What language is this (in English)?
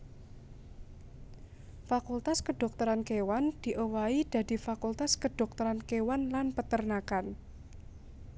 Javanese